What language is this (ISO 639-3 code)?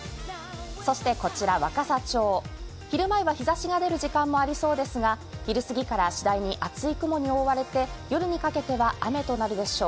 jpn